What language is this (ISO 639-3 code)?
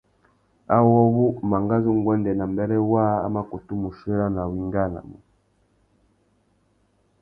bag